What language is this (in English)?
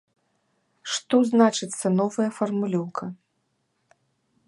Belarusian